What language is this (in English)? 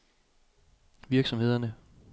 Danish